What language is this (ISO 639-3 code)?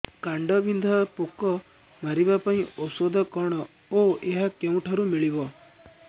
ori